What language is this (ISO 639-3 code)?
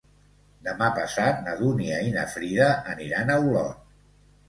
cat